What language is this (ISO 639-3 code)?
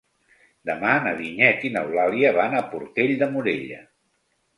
cat